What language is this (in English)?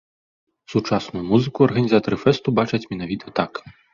Belarusian